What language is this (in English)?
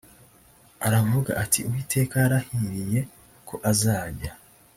Kinyarwanda